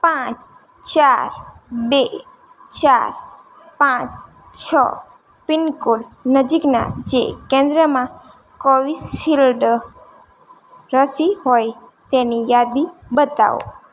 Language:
Gujarati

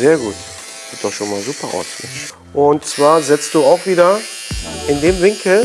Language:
German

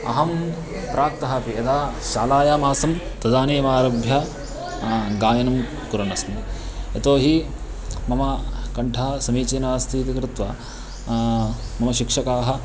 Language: Sanskrit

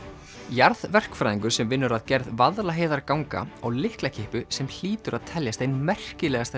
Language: Icelandic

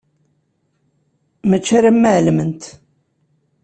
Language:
Kabyle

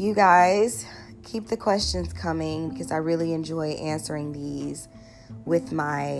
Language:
English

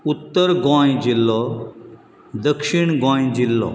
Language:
Konkani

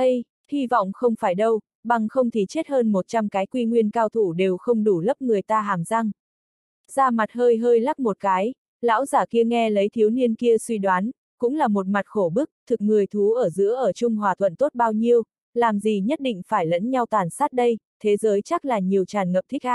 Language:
Vietnamese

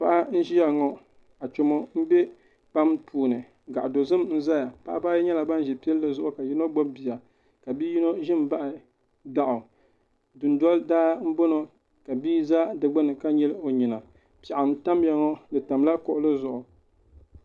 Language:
Dagbani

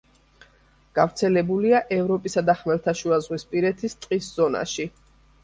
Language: Georgian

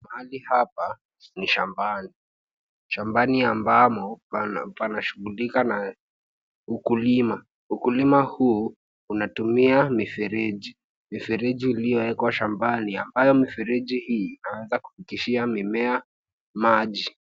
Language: Swahili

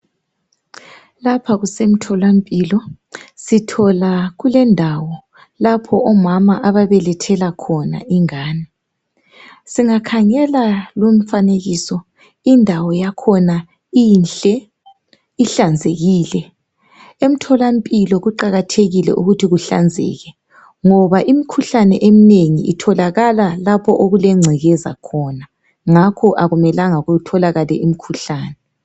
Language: North Ndebele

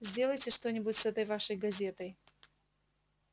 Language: Russian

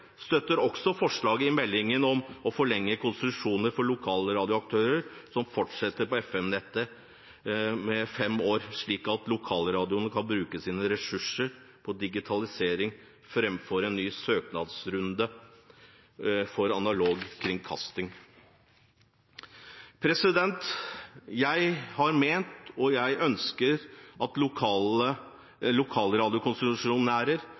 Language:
Norwegian Bokmål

